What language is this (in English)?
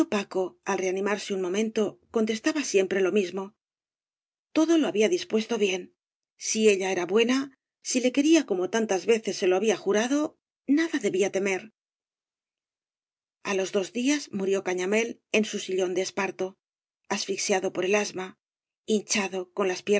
Spanish